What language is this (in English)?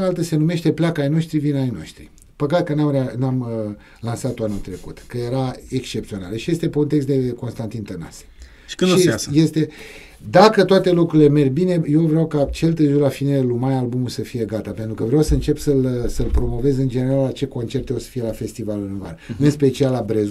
Romanian